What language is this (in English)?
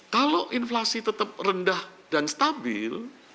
Indonesian